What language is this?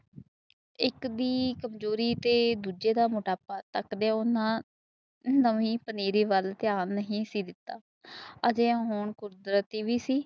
Punjabi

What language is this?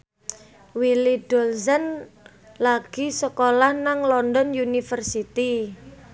Javanese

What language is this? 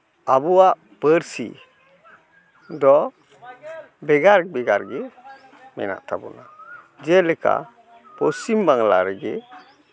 Santali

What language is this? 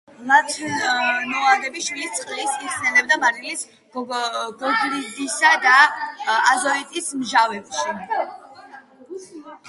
Georgian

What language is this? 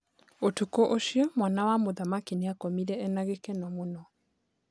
Kikuyu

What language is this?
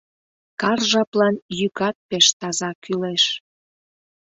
Mari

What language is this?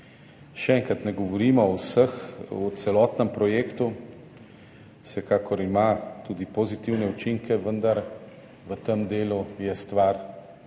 Slovenian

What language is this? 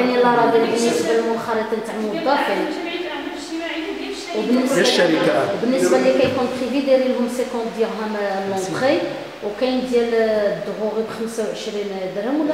Arabic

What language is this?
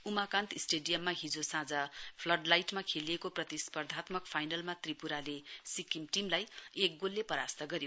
Nepali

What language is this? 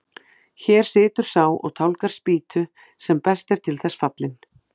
Icelandic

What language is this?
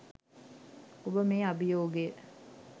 Sinhala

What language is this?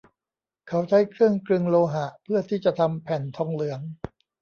Thai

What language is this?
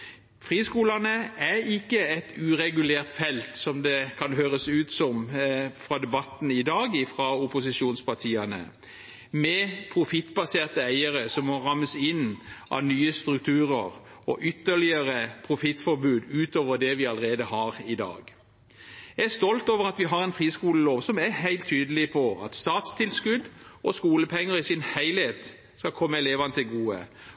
Norwegian Bokmål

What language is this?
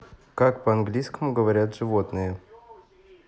Russian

